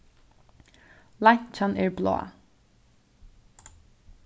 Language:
Faroese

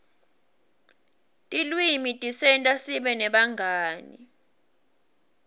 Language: Swati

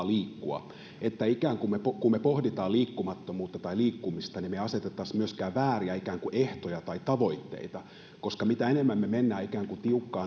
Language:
Finnish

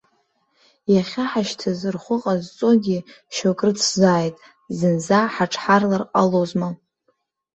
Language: Abkhazian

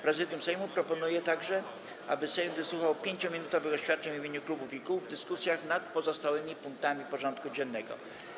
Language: Polish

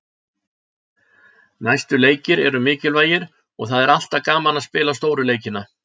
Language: Icelandic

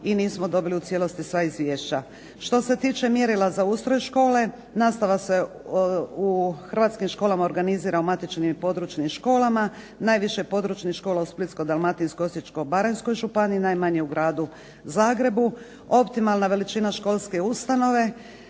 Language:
Croatian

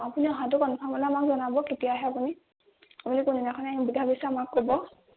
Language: Assamese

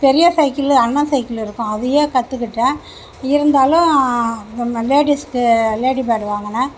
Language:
Tamil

